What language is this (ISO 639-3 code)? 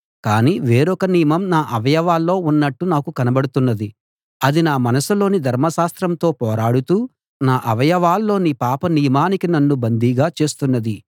tel